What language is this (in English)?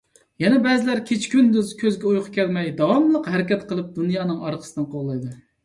Uyghur